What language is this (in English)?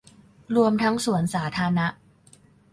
Thai